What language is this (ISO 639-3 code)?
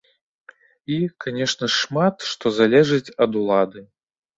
bel